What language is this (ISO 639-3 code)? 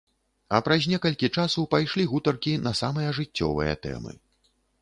bel